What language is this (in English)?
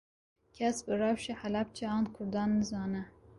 Kurdish